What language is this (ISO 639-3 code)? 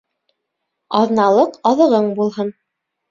bak